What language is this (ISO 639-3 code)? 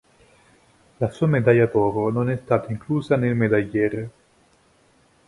ita